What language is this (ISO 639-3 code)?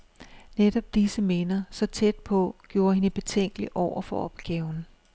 dan